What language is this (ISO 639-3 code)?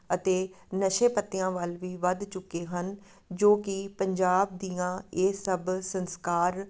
pan